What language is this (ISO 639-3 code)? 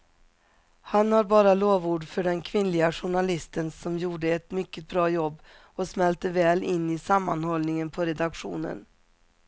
swe